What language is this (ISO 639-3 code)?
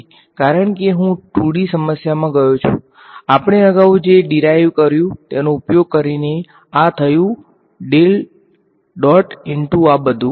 guj